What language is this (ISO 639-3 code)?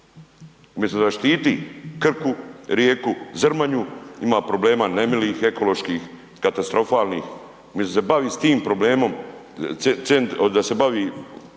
hrv